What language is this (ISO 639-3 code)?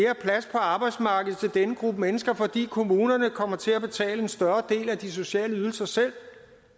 dan